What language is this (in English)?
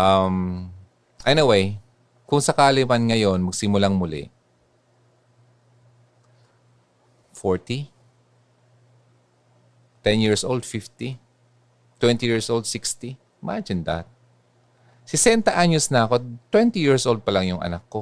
Filipino